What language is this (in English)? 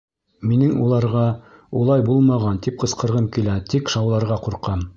Bashkir